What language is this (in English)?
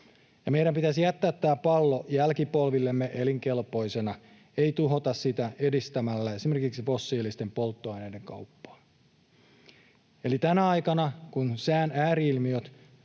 Finnish